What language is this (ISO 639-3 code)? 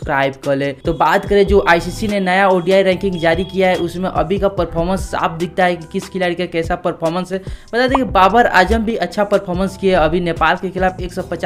hin